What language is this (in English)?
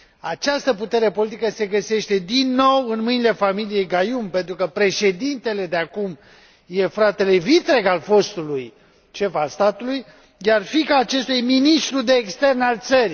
Romanian